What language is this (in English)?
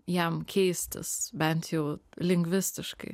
Lithuanian